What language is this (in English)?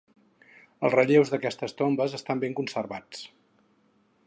Catalan